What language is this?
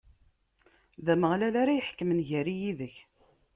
Kabyle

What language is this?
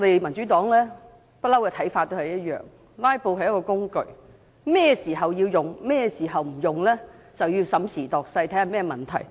Cantonese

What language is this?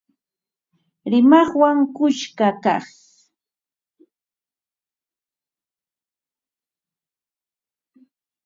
Ambo-Pasco Quechua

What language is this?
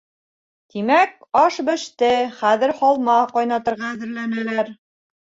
Bashkir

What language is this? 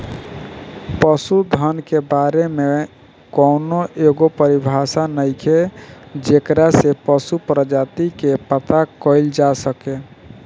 Bhojpuri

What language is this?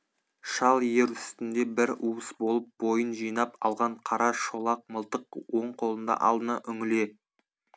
Kazakh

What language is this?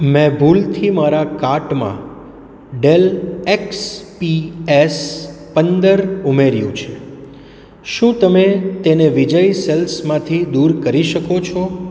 Gujarati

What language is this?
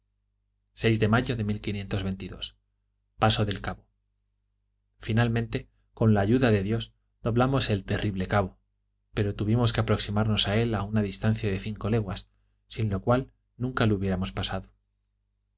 Spanish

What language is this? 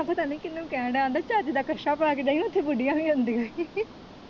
Punjabi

